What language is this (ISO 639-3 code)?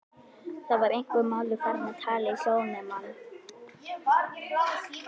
isl